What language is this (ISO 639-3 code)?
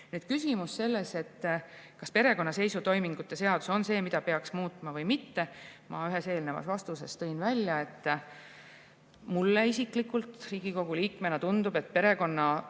est